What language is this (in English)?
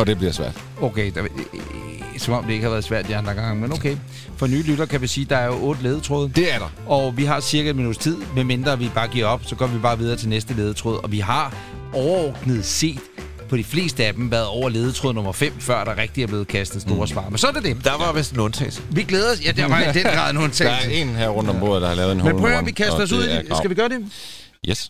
Danish